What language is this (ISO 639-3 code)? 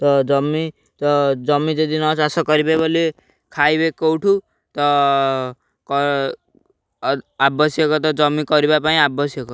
ori